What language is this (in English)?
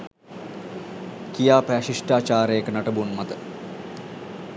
Sinhala